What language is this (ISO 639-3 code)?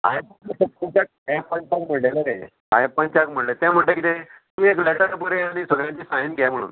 kok